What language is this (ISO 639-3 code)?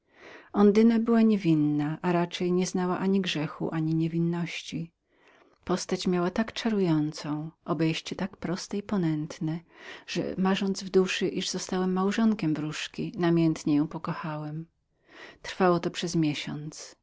pol